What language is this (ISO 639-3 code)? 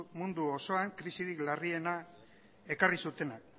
eus